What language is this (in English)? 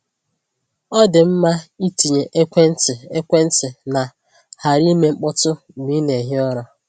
Igbo